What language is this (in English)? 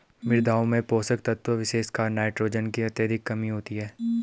Hindi